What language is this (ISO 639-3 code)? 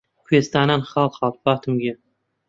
ckb